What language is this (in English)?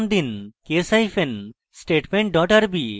Bangla